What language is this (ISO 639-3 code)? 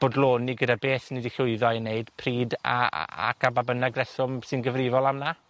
cym